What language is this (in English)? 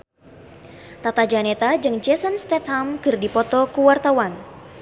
Sundanese